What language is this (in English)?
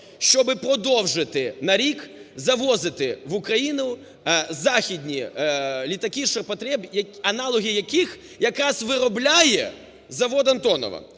Ukrainian